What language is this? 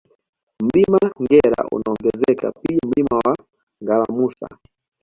Swahili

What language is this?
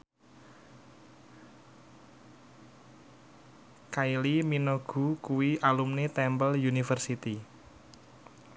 Javanese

